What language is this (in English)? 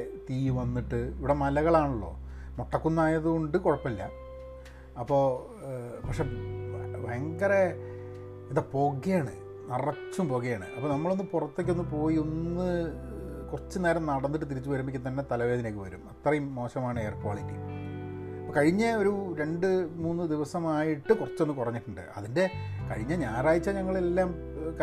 Malayalam